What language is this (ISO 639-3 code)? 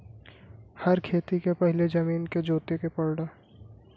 bho